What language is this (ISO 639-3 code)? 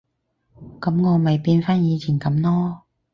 yue